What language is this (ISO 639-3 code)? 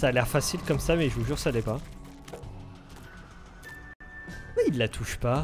fra